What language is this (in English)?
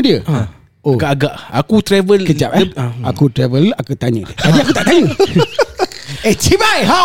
Malay